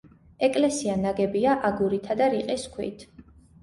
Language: Georgian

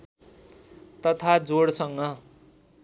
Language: Nepali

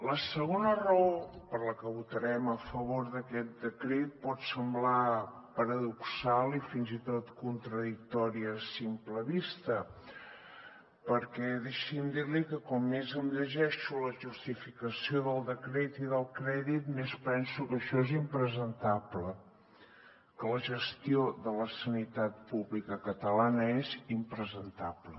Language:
Catalan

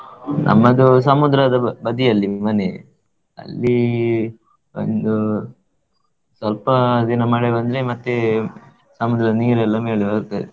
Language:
Kannada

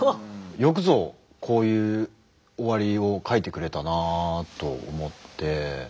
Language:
Japanese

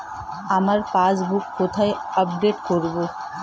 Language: Bangla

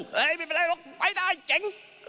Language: Thai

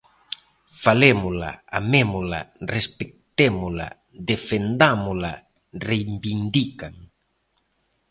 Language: Galician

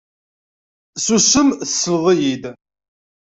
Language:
Kabyle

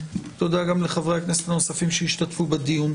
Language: Hebrew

